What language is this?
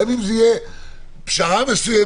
Hebrew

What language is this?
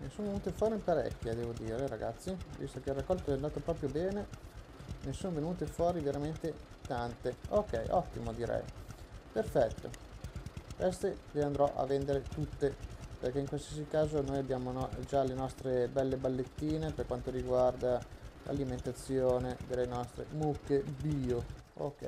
Italian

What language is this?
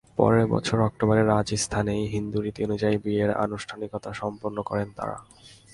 Bangla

